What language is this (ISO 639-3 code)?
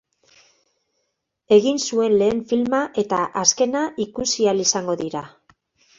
eus